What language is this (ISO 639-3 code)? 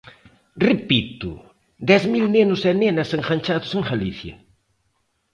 glg